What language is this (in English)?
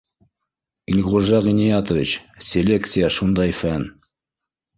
Bashkir